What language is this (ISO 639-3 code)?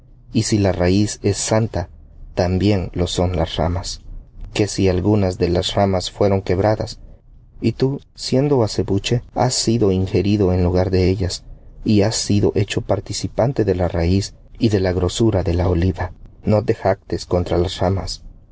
spa